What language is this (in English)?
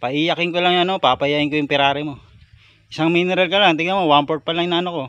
Filipino